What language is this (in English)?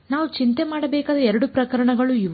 Kannada